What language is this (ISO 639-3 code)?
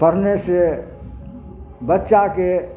mai